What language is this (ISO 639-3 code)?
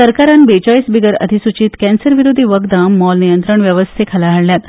kok